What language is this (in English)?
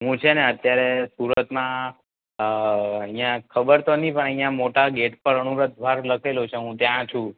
Gujarati